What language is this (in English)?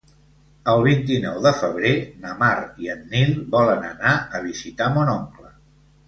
Catalan